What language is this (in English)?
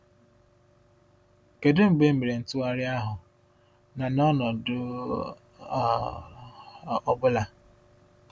Igbo